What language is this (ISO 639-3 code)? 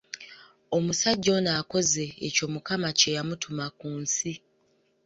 lug